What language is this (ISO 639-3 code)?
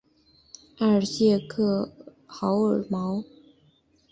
zho